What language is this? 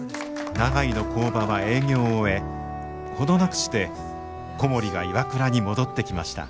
Japanese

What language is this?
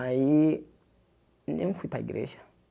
Portuguese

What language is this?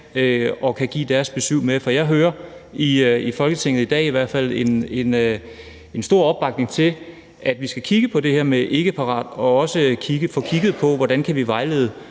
Danish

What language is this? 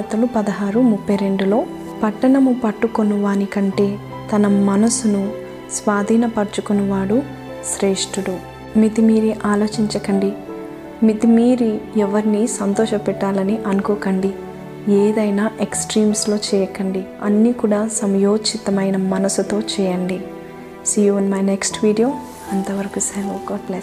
Telugu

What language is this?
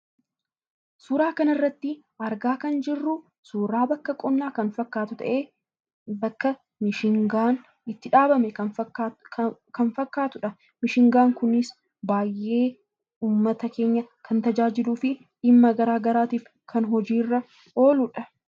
Oromo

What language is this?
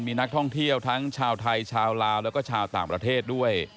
Thai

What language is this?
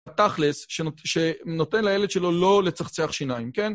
Hebrew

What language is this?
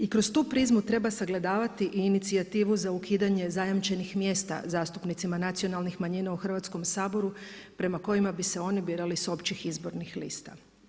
Croatian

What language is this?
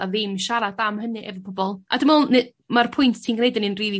Welsh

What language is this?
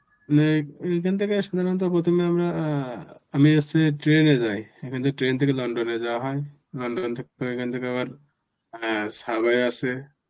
Bangla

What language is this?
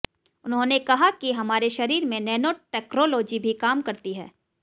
Hindi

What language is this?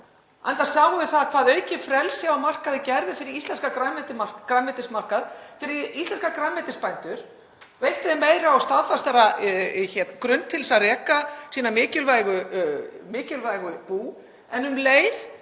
Icelandic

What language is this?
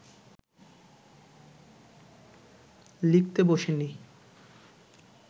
Bangla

